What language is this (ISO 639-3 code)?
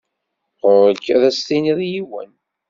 kab